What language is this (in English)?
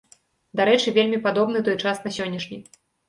Belarusian